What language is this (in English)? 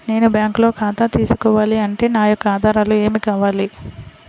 Telugu